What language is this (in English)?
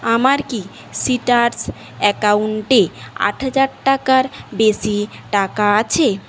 Bangla